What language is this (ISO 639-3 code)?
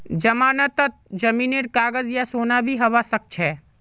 mag